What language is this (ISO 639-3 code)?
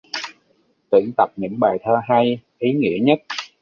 vie